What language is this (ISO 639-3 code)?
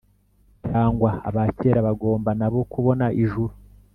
kin